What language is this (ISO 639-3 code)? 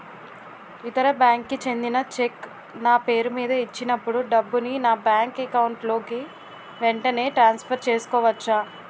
tel